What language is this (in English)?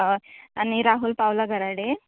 Konkani